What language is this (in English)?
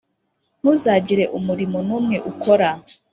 Kinyarwanda